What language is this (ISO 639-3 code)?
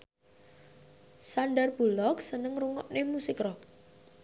jav